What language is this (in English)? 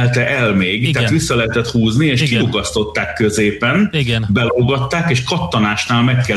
Hungarian